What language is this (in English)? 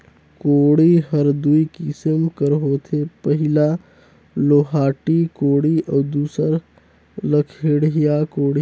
Chhattisgarhi